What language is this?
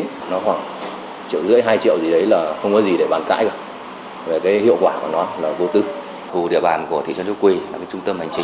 Vietnamese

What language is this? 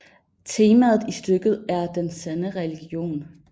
Danish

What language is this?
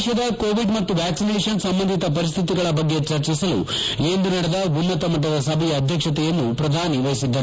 Kannada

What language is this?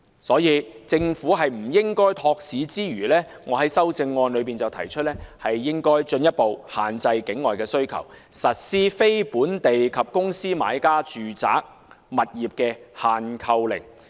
Cantonese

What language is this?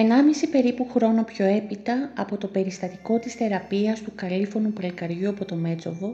Greek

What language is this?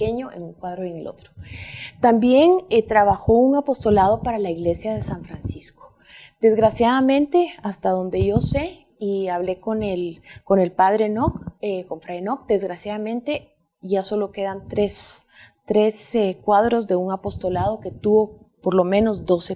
Spanish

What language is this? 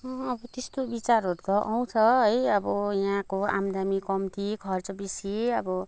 Nepali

